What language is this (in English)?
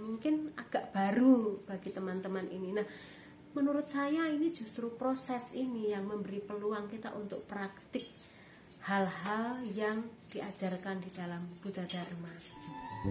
Indonesian